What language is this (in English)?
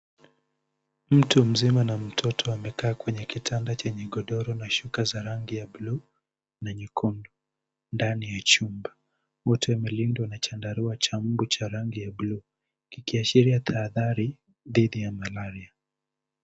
Swahili